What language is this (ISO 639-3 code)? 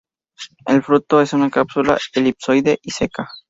spa